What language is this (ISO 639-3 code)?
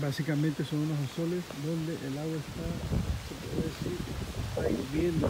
spa